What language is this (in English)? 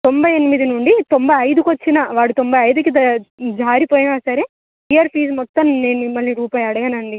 Telugu